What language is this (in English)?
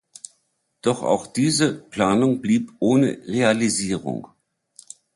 German